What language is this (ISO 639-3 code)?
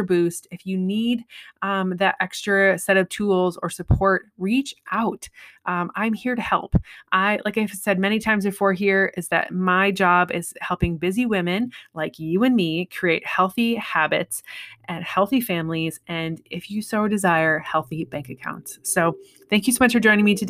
eng